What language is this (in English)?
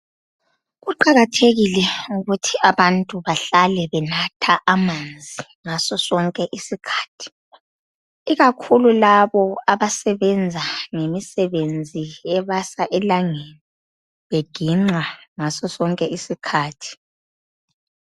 North Ndebele